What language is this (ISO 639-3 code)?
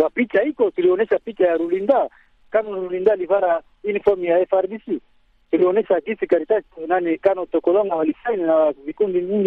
swa